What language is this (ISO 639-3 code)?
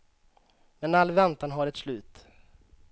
swe